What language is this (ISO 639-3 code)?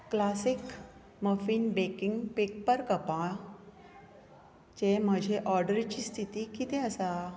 kok